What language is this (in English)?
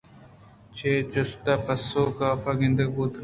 Eastern Balochi